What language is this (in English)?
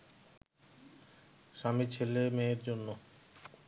Bangla